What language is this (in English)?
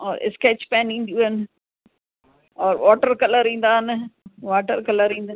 Sindhi